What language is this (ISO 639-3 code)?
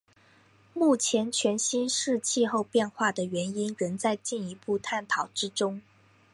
zho